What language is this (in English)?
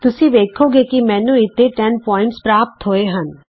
Punjabi